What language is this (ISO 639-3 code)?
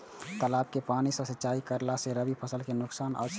mai